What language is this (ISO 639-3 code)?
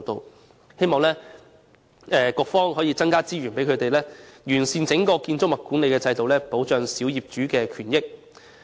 yue